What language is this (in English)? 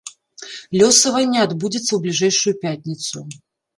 Belarusian